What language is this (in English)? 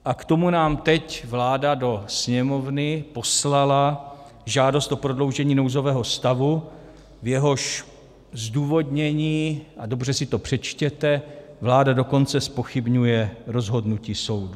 Czech